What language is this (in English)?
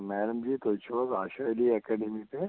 Kashmiri